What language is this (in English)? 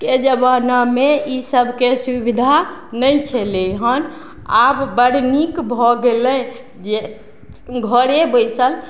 Maithili